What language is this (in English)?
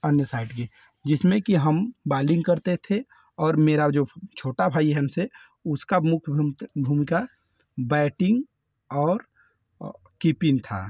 Hindi